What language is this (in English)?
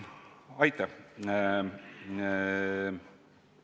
Estonian